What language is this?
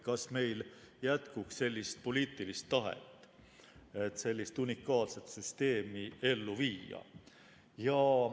Estonian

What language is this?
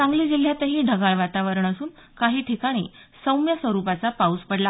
Marathi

